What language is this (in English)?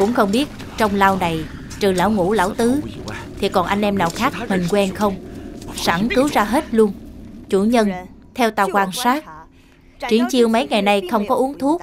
Vietnamese